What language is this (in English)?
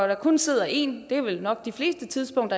Danish